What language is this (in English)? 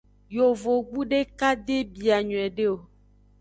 Aja (Benin)